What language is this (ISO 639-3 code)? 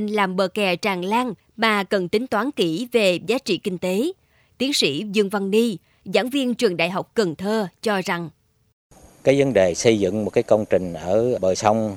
vie